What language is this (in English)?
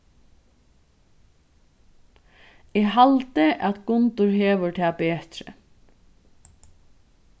Faroese